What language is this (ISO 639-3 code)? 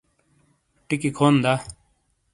scl